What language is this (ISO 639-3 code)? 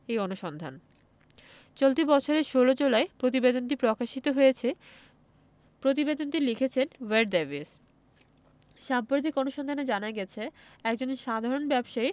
ben